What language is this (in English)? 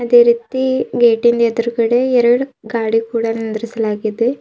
Kannada